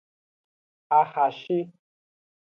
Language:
Aja (Benin)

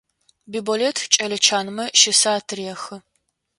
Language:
Adyghe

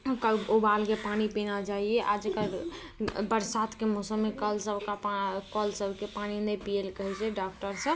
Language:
Maithili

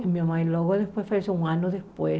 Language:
Portuguese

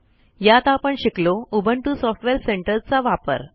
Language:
Marathi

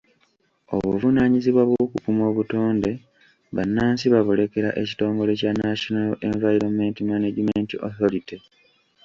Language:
Ganda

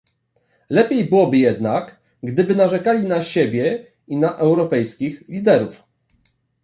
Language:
Polish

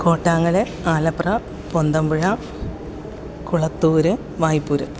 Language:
Malayalam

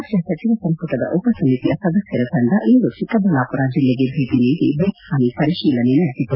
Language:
Kannada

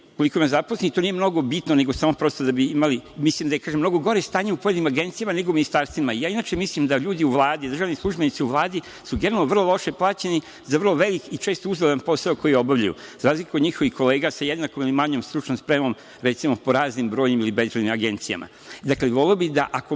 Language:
Serbian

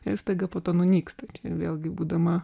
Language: Lithuanian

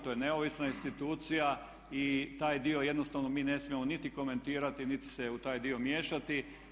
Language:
Croatian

